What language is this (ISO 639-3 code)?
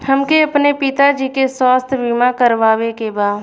bho